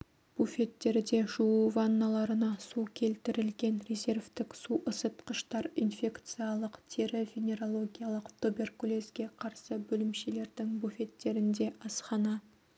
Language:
Kazakh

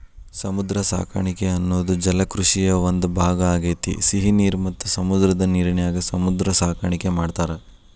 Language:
Kannada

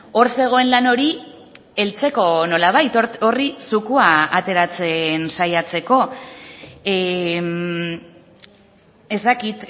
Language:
Basque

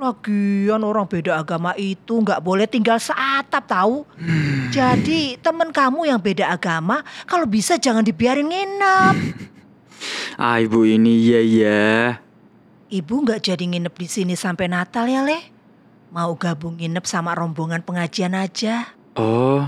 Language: Indonesian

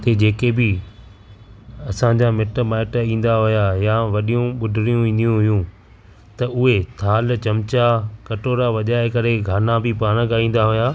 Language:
Sindhi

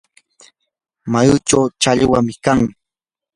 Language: Yanahuanca Pasco Quechua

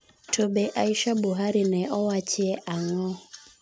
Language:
Luo (Kenya and Tanzania)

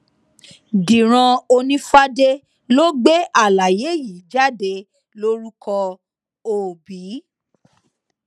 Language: Yoruba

